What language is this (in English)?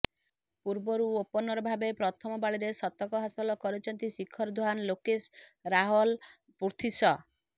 Odia